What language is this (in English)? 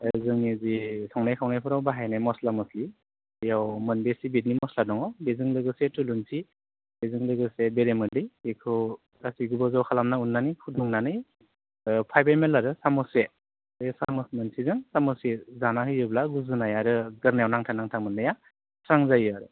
Bodo